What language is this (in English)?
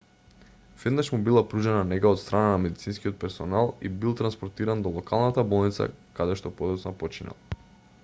Macedonian